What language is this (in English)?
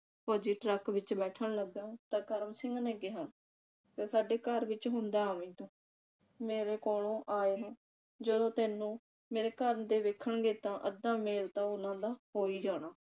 Punjabi